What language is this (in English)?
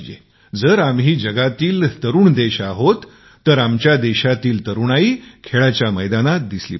Marathi